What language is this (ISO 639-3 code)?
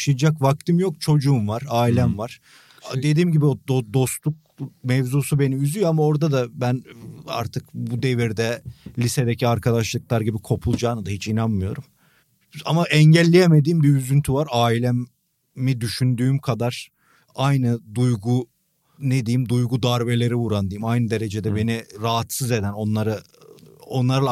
tur